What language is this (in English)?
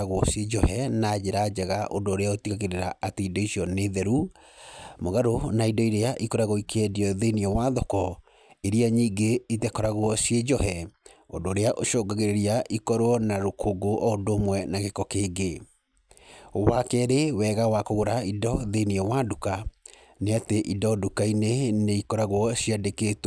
Kikuyu